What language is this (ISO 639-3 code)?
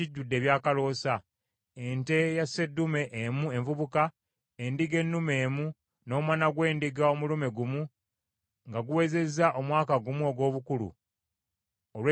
lug